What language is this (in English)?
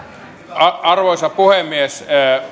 Finnish